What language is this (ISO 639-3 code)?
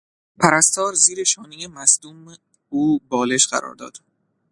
fas